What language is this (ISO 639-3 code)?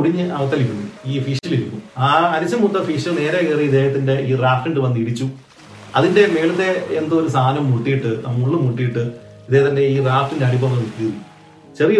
mal